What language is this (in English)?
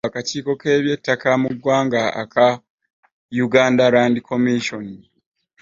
Ganda